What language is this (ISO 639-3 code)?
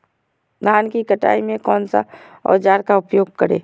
mag